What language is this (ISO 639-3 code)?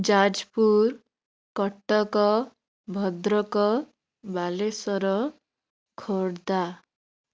ori